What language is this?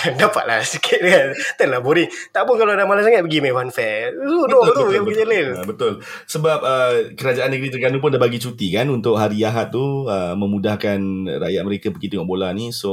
Malay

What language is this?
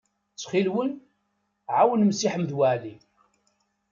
Kabyle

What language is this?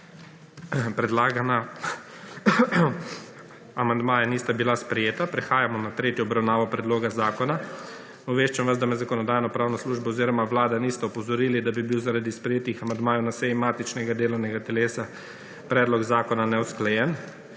Slovenian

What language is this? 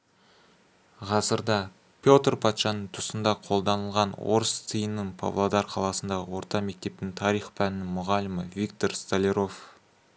Kazakh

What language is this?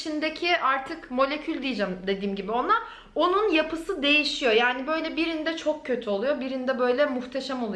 Turkish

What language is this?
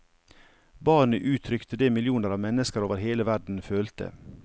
Norwegian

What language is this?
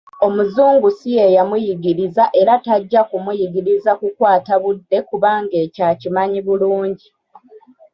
Ganda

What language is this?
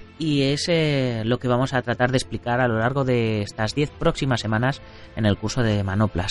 Spanish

